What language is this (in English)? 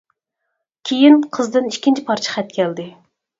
Uyghur